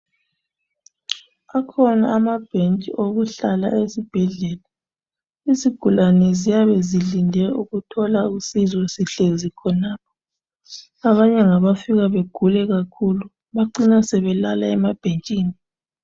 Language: North Ndebele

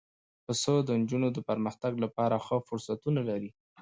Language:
Pashto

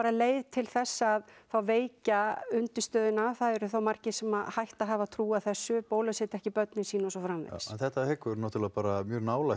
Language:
Icelandic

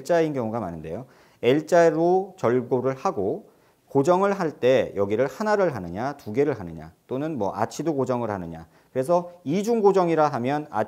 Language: Korean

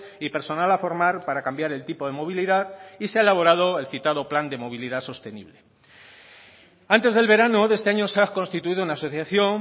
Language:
Spanish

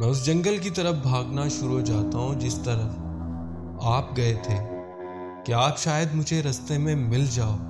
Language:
Urdu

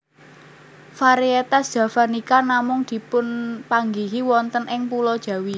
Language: Javanese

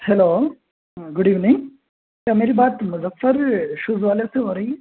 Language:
Urdu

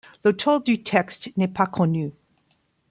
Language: French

